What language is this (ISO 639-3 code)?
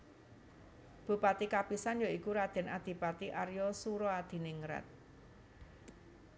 jav